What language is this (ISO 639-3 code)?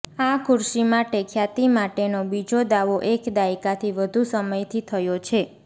guj